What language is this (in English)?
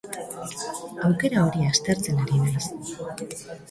Basque